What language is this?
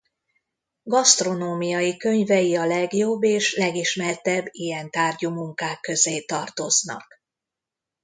Hungarian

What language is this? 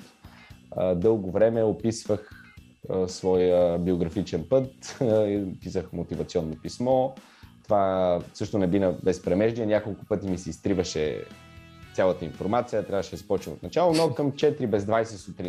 Bulgarian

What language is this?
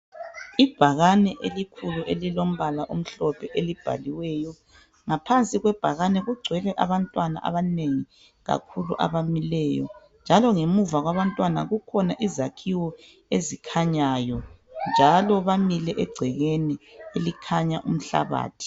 North Ndebele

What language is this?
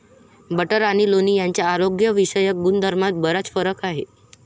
Marathi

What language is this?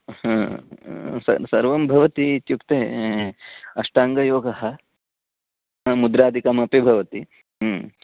Sanskrit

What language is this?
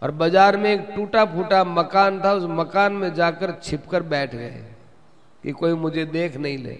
Hindi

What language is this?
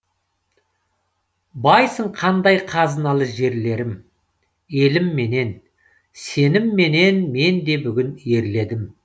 Kazakh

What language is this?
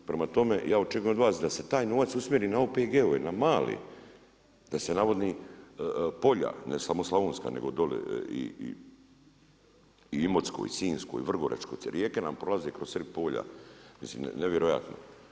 Croatian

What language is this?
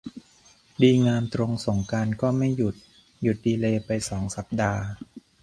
Thai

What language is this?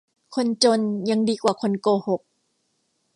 Thai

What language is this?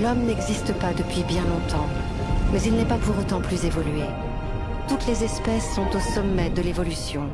French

